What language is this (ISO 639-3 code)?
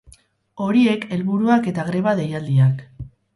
eus